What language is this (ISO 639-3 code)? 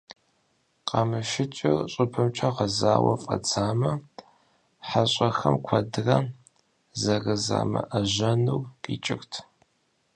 kbd